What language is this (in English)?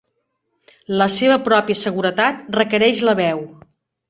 Catalan